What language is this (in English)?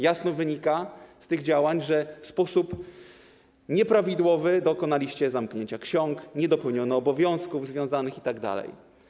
Polish